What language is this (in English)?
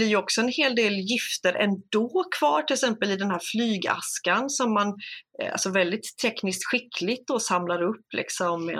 Swedish